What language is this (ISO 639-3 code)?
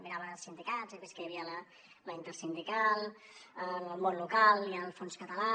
cat